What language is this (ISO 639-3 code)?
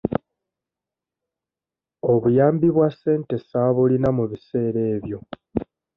lug